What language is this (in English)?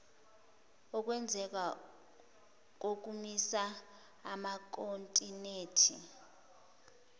Zulu